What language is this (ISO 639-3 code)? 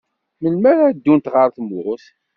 kab